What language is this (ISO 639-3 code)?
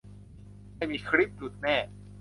tha